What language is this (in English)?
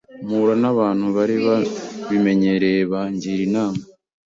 Kinyarwanda